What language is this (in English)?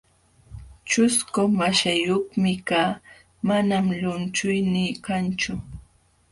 Jauja Wanca Quechua